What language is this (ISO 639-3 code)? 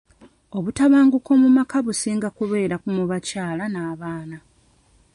lug